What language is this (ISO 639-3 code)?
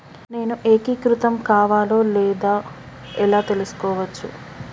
tel